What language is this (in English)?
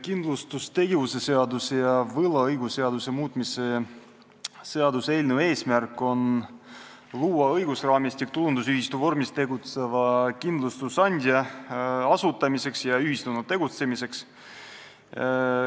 Estonian